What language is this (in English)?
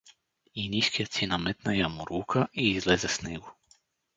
Bulgarian